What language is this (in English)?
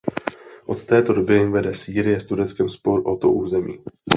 Czech